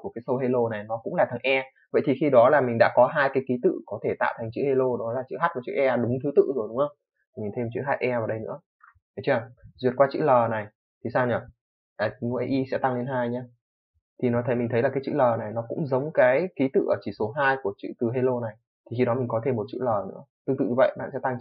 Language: Vietnamese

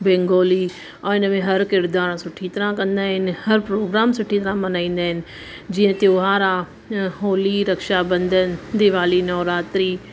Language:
Sindhi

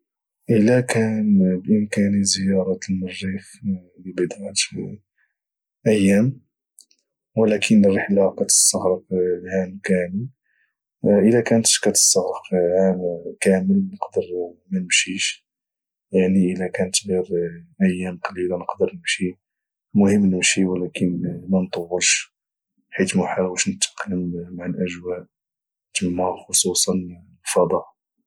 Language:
Moroccan Arabic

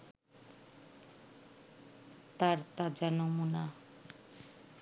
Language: Bangla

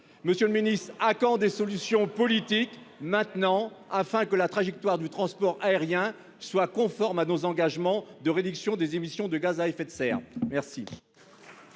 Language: French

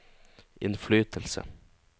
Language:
Norwegian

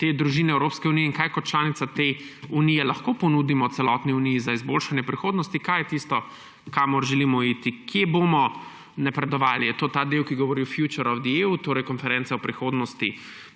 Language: Slovenian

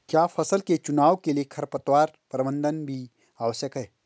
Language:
Hindi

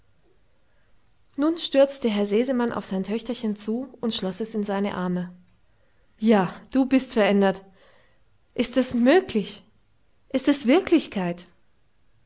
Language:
German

